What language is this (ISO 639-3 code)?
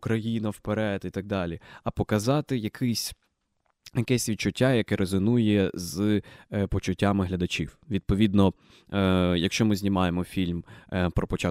ukr